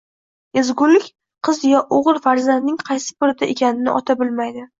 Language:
Uzbek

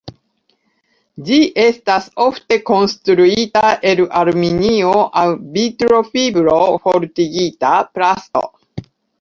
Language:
Esperanto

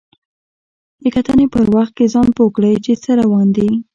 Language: Pashto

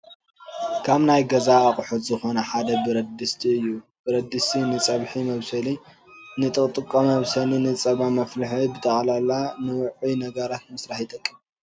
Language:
Tigrinya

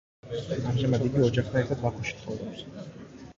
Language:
Georgian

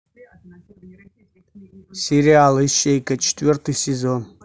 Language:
Russian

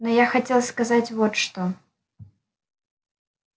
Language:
Russian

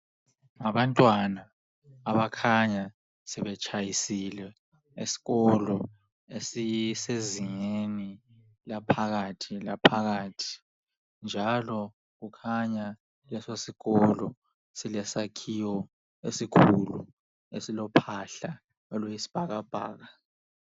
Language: North Ndebele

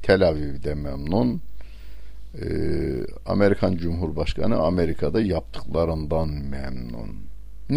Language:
Turkish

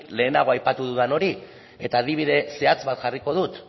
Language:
Basque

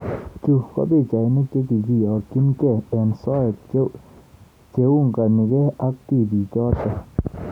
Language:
Kalenjin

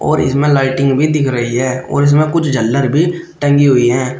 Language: Hindi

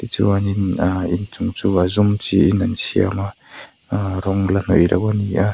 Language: Mizo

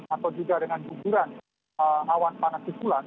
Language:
Indonesian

